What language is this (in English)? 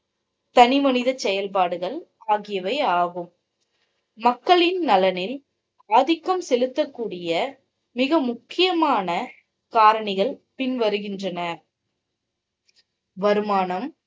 Tamil